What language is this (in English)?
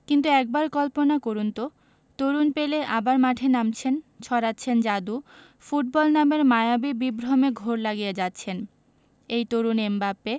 Bangla